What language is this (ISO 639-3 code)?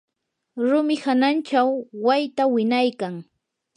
qur